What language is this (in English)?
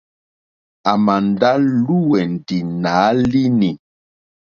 Mokpwe